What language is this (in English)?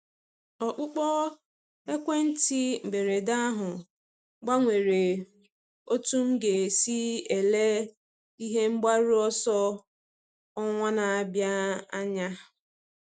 Igbo